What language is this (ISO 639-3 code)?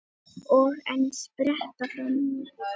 isl